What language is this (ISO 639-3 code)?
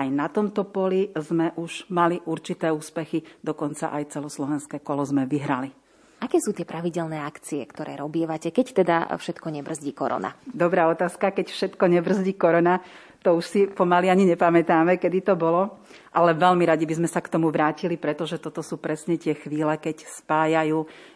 slk